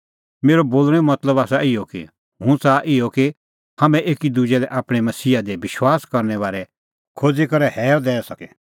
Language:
Kullu Pahari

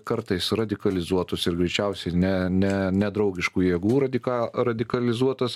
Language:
Lithuanian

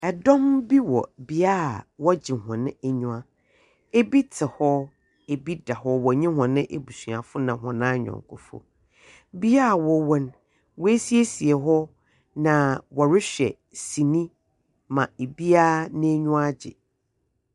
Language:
Akan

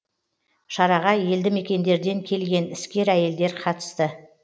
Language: Kazakh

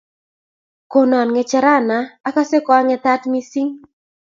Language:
Kalenjin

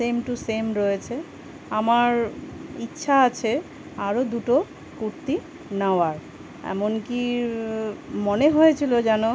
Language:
Bangla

